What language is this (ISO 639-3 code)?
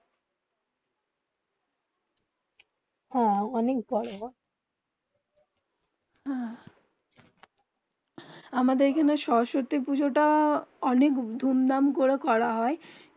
ben